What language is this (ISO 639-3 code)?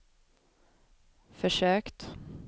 swe